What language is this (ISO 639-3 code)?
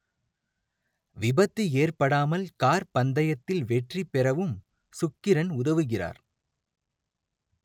tam